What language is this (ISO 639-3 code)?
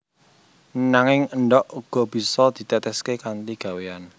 jav